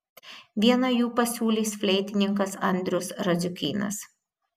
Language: Lithuanian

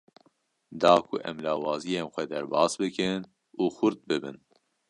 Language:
Kurdish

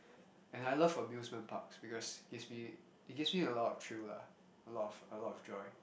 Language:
English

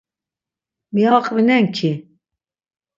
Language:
Laz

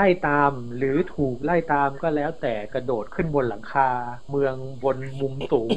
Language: Thai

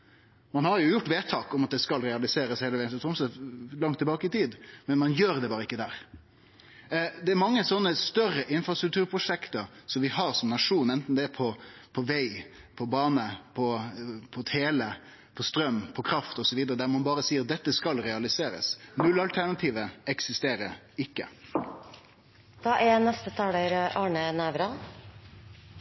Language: Norwegian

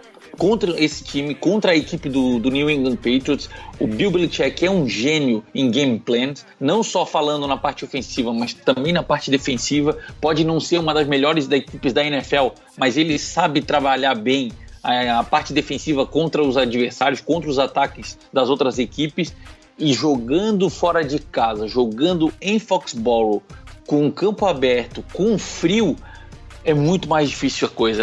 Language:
Portuguese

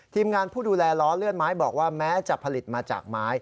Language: Thai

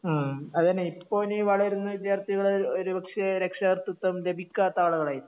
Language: Malayalam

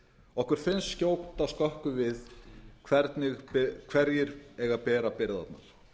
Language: Icelandic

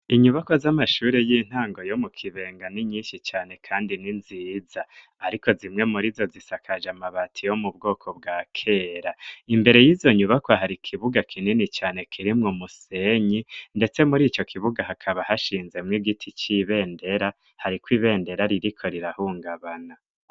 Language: Rundi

